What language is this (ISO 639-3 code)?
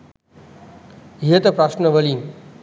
sin